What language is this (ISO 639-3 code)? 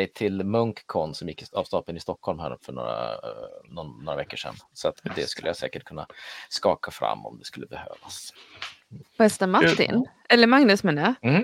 swe